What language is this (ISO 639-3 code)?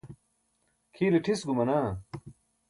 bsk